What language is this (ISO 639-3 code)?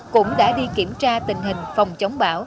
vie